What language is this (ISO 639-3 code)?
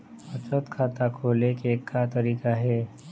hne